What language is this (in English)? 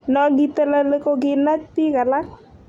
Kalenjin